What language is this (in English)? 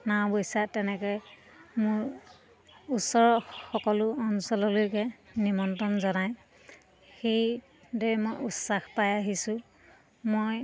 Assamese